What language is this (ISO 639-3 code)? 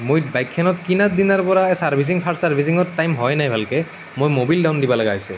asm